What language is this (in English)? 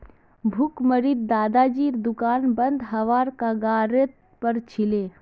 Magahi